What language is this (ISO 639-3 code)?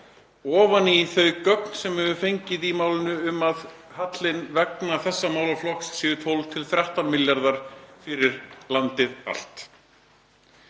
isl